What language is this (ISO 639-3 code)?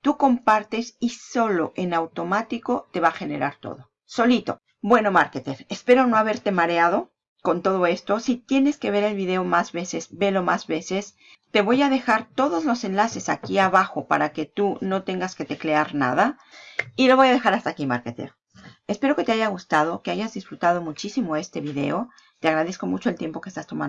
spa